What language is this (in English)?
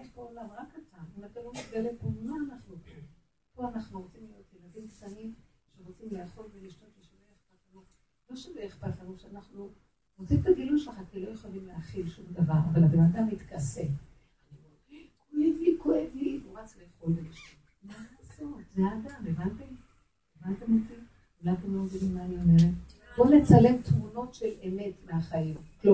Hebrew